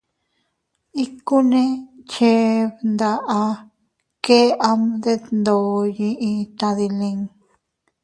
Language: Teutila Cuicatec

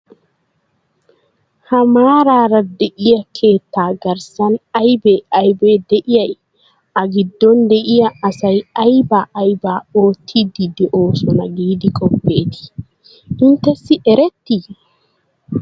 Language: Wolaytta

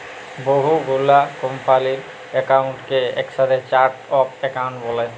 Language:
Bangla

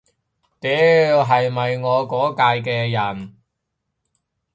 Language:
Cantonese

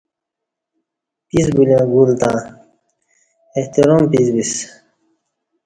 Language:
Kati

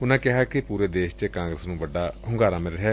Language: Punjabi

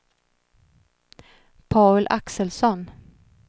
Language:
Swedish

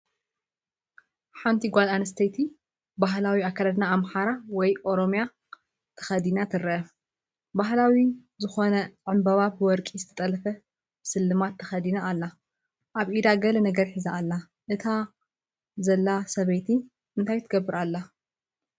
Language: Tigrinya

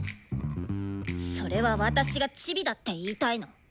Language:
Japanese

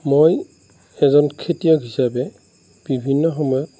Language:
Assamese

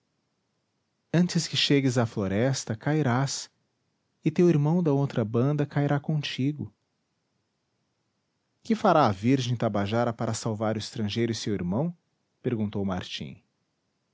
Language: Portuguese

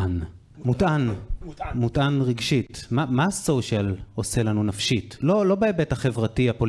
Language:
Hebrew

